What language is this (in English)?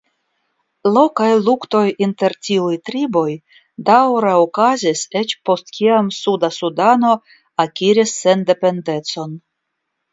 Esperanto